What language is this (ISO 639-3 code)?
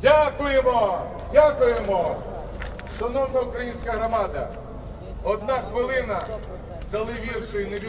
rus